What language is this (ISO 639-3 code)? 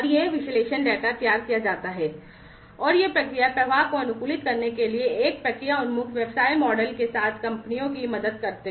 hin